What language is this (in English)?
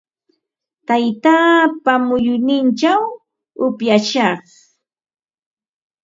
Ambo-Pasco Quechua